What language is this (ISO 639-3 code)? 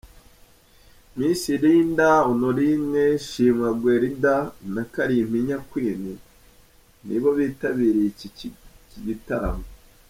kin